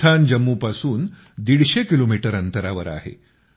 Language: Marathi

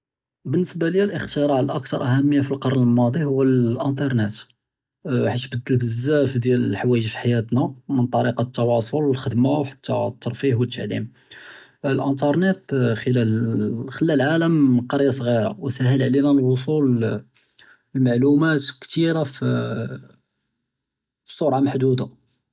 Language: Judeo-Arabic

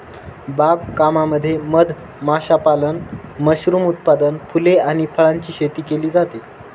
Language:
Marathi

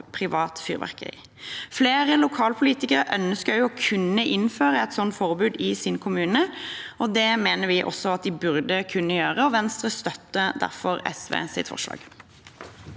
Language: Norwegian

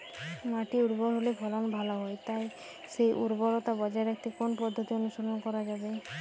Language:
Bangla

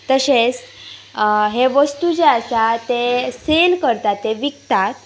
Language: Konkani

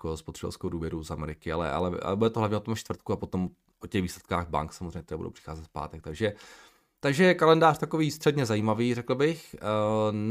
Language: Czech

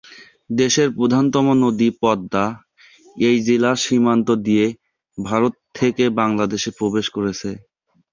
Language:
Bangla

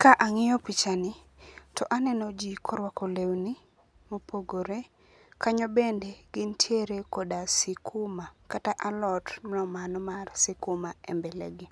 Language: Luo (Kenya and Tanzania)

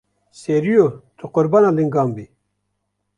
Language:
Kurdish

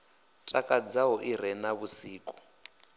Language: Venda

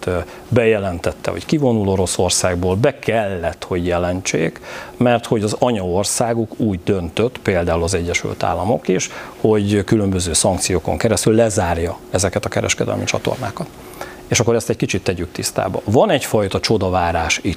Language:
Hungarian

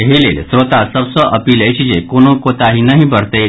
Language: Maithili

